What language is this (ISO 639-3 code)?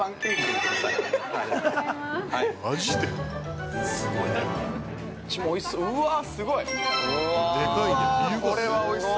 jpn